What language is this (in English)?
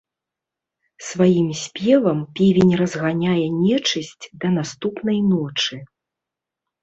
Belarusian